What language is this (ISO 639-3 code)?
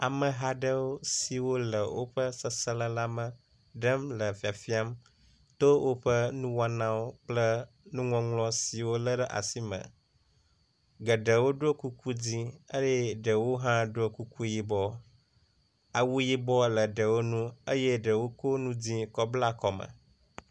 ewe